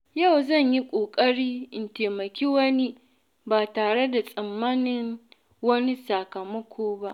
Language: Hausa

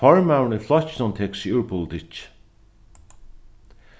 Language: Faroese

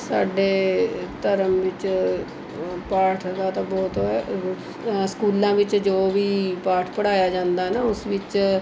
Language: Punjabi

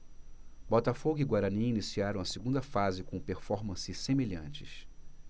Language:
Portuguese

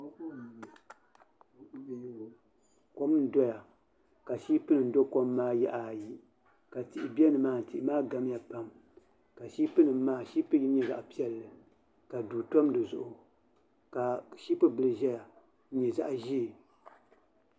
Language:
Dagbani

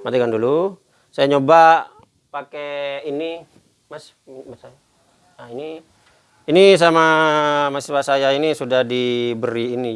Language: Indonesian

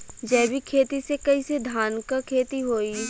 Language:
Bhojpuri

